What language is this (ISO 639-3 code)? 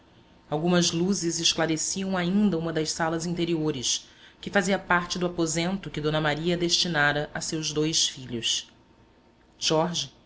por